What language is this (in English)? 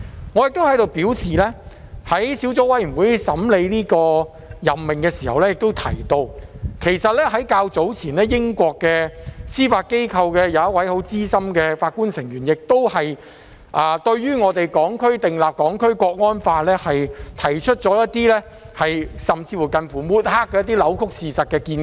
Cantonese